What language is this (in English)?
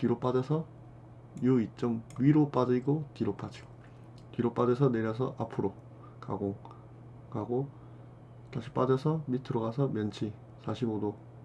Korean